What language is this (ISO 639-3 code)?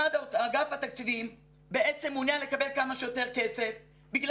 heb